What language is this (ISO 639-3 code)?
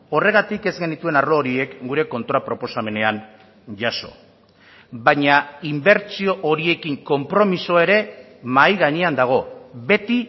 eus